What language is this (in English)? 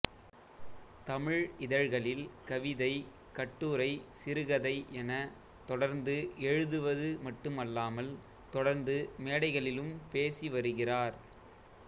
Tamil